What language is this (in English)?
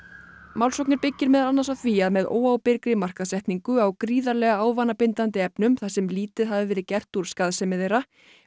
Icelandic